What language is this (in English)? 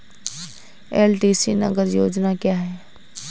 Hindi